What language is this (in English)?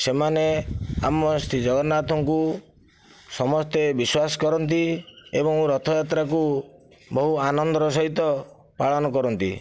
Odia